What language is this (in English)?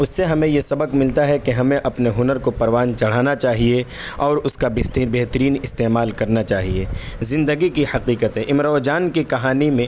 Urdu